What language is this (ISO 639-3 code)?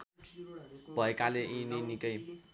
nep